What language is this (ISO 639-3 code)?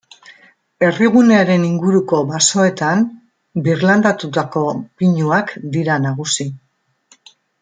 eus